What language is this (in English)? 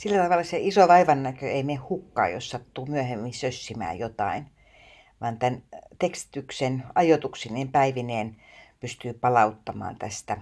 Finnish